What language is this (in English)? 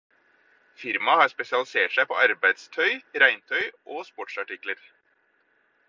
Norwegian Bokmål